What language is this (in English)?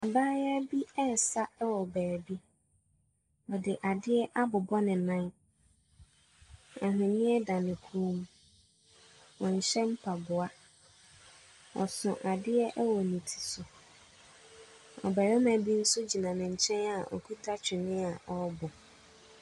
Akan